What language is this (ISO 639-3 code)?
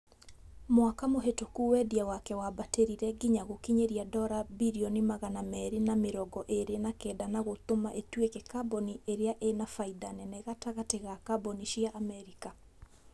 kik